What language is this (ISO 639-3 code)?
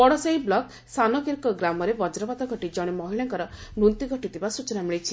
ori